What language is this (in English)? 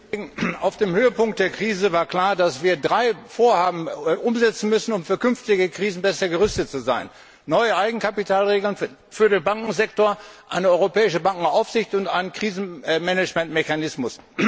German